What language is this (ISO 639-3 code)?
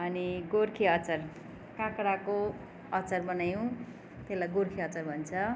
nep